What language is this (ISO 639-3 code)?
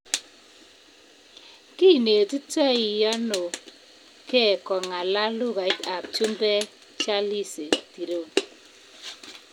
kln